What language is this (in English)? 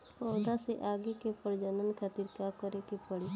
Bhojpuri